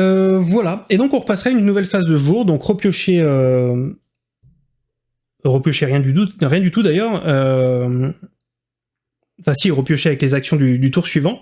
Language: French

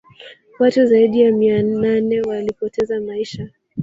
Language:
Swahili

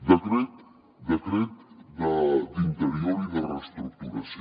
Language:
Catalan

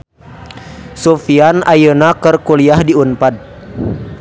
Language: Sundanese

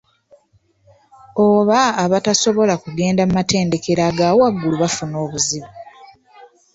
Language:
Ganda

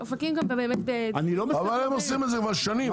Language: Hebrew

